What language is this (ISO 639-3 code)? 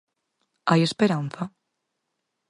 glg